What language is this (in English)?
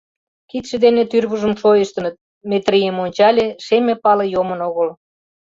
Mari